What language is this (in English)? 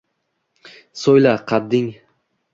Uzbek